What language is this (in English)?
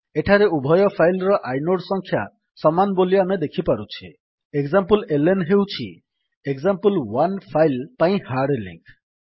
Odia